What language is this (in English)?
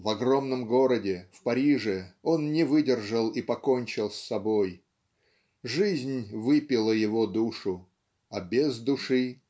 Russian